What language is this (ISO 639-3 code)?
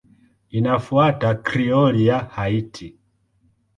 swa